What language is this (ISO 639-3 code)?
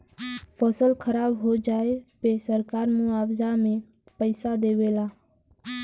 bho